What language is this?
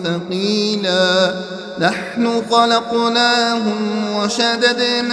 Arabic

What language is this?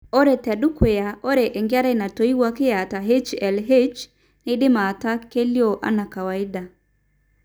Masai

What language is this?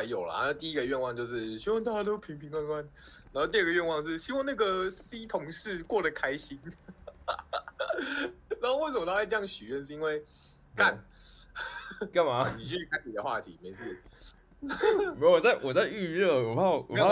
Chinese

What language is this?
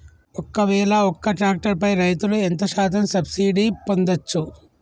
Telugu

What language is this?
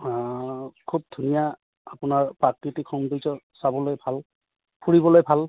Assamese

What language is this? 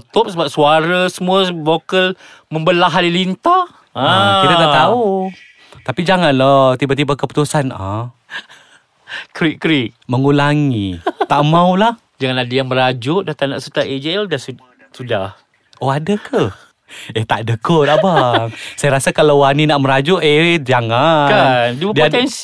Malay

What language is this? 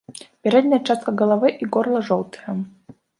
Belarusian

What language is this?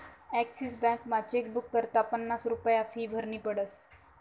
Marathi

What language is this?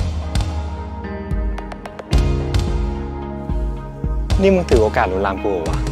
Thai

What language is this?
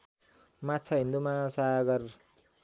Nepali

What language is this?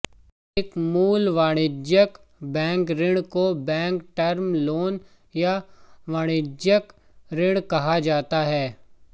Hindi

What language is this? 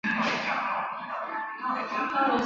Chinese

